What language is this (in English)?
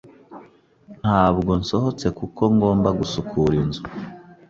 Kinyarwanda